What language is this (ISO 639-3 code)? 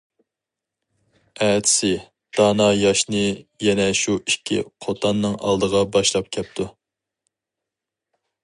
uig